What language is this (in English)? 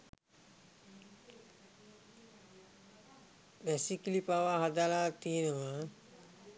Sinhala